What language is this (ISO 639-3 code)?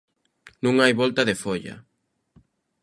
glg